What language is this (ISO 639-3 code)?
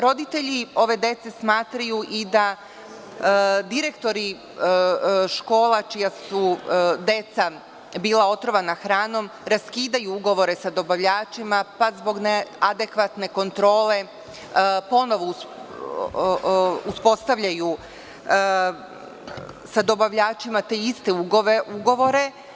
srp